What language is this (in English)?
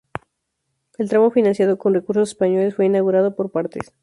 Spanish